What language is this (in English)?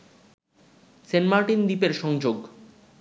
Bangla